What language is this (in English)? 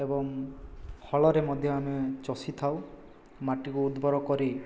Odia